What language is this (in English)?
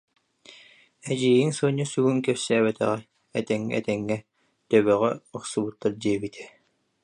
Yakut